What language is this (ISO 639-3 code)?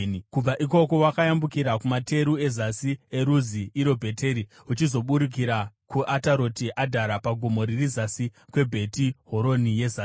sna